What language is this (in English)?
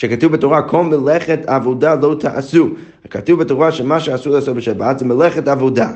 Hebrew